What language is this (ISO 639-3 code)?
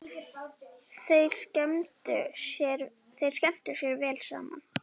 isl